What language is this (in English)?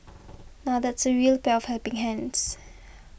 English